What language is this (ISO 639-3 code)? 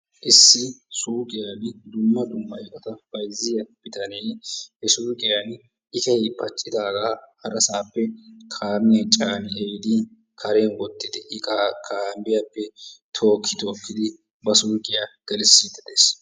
wal